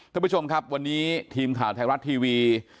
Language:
Thai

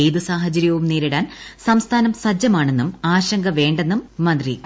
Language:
Malayalam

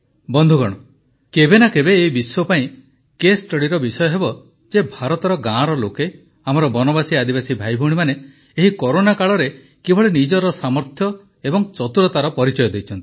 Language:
Odia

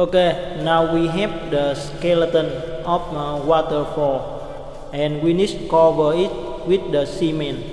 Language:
English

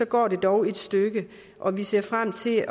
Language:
Danish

